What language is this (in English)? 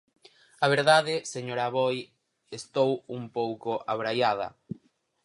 Galician